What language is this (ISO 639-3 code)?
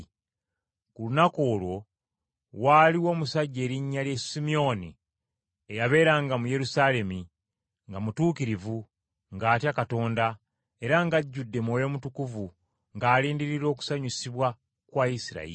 lug